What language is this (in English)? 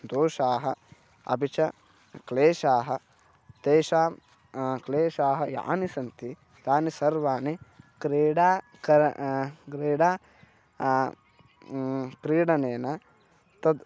Sanskrit